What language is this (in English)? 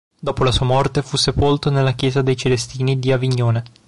Italian